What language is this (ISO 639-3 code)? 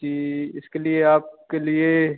hin